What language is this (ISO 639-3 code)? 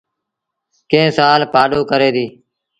sbn